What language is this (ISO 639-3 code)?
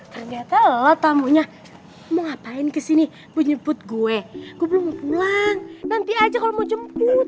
ind